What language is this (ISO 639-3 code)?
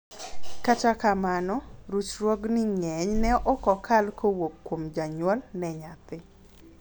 luo